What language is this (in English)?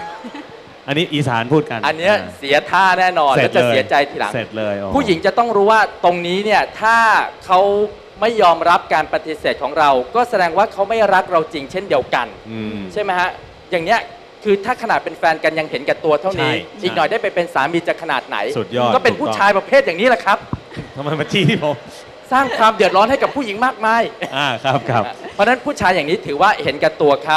Thai